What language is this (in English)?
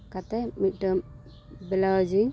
Santali